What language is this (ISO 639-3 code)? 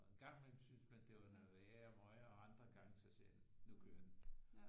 dan